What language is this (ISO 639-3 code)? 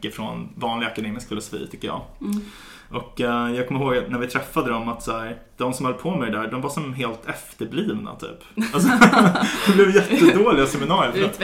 swe